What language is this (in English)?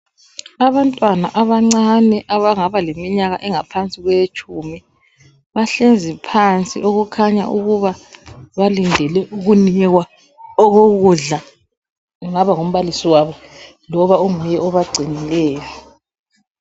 North Ndebele